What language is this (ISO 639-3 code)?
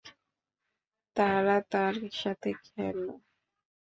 ben